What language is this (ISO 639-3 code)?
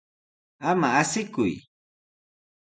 qws